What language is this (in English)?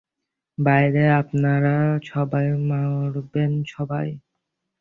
Bangla